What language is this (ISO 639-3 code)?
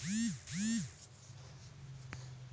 tel